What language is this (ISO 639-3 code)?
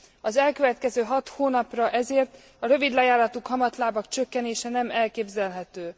hun